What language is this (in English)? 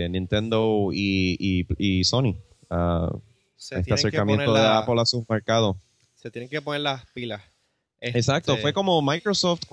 Spanish